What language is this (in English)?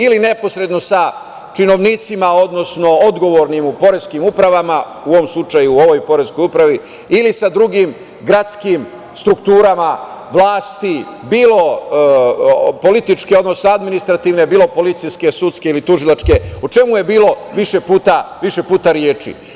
Serbian